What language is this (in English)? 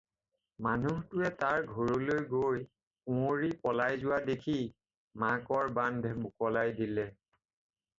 Assamese